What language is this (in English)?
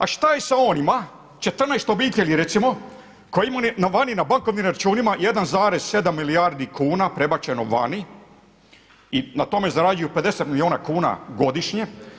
Croatian